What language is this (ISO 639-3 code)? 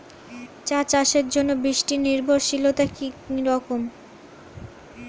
ben